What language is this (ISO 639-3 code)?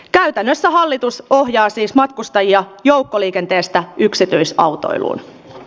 fin